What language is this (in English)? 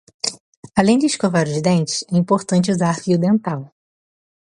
Portuguese